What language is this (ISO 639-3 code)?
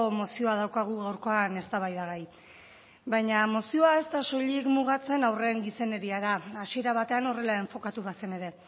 eus